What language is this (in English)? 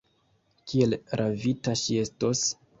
Esperanto